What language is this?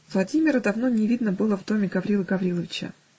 Russian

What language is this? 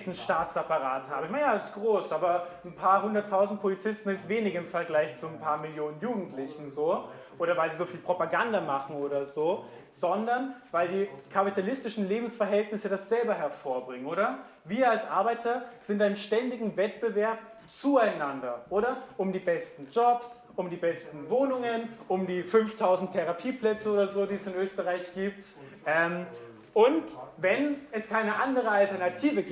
German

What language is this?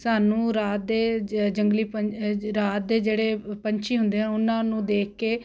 Punjabi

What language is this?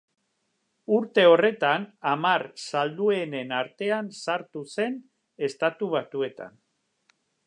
Basque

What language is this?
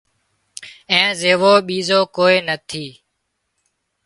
Wadiyara Koli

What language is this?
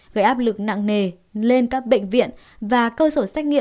Vietnamese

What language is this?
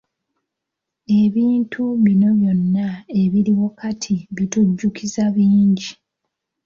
Ganda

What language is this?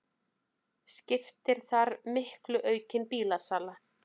Icelandic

